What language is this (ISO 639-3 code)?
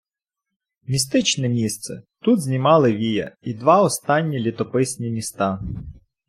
ukr